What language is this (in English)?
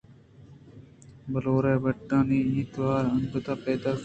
Eastern Balochi